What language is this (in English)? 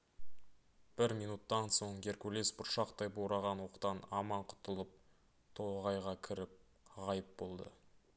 Kazakh